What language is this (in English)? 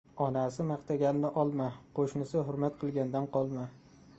Uzbek